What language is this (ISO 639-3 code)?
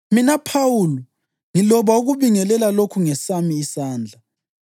nde